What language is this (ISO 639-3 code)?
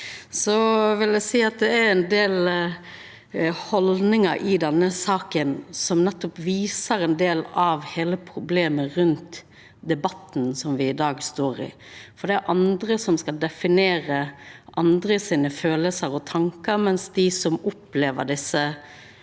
nor